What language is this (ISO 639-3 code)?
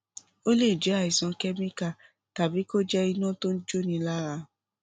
yor